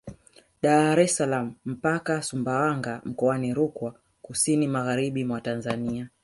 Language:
Swahili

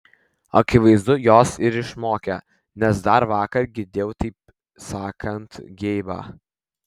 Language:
Lithuanian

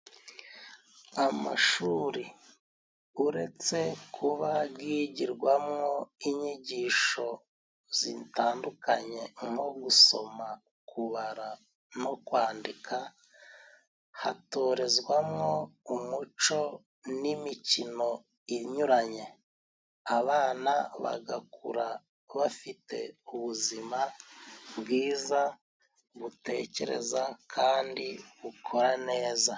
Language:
Kinyarwanda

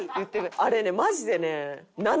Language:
Japanese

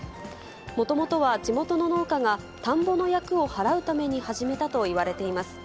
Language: Japanese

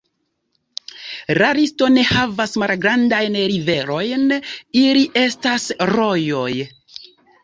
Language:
Esperanto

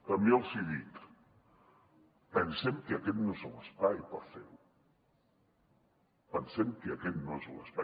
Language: Catalan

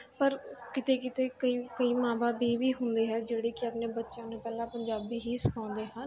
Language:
Punjabi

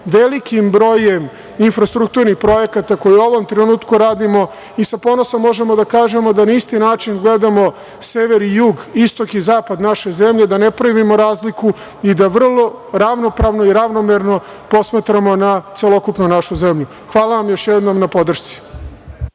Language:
Serbian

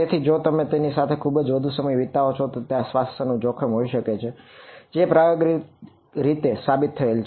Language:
Gujarati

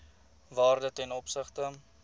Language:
Afrikaans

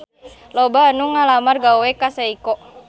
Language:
Sundanese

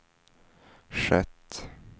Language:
Swedish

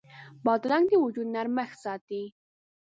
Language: Pashto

